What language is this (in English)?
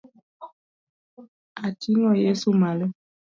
Luo (Kenya and Tanzania)